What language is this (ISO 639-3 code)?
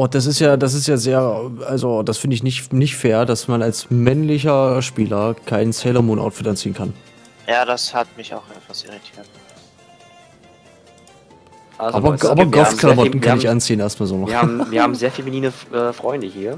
deu